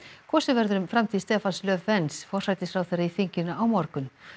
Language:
Icelandic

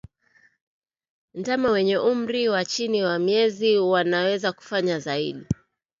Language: Swahili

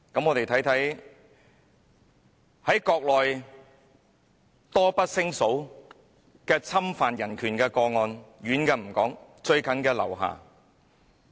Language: Cantonese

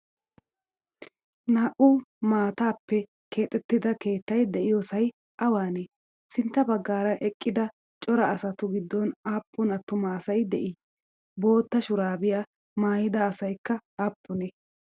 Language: Wolaytta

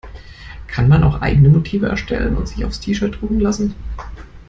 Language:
German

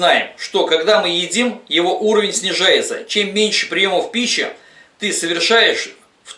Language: Russian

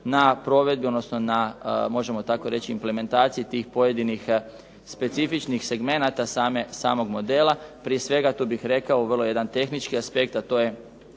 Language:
Croatian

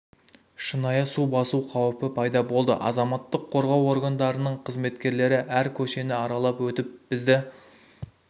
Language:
Kazakh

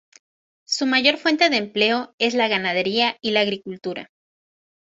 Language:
Spanish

